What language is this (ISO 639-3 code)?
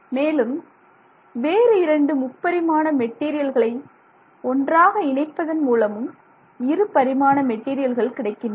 tam